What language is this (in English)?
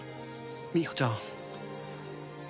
Japanese